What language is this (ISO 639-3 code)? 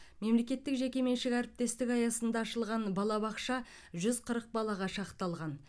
kaz